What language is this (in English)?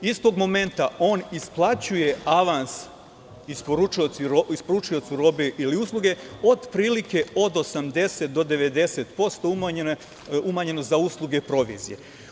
Serbian